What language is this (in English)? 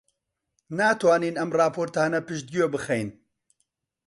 Central Kurdish